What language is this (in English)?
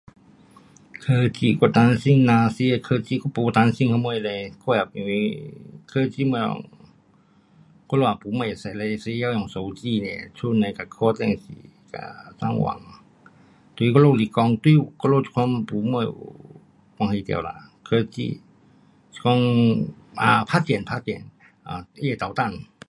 Pu-Xian Chinese